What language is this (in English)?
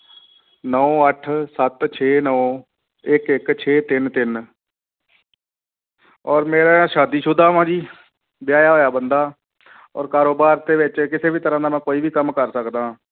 Punjabi